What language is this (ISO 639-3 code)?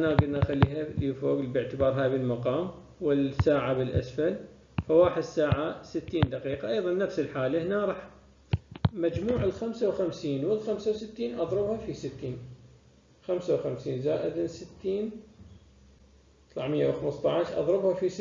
ara